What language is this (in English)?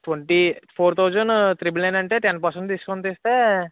Telugu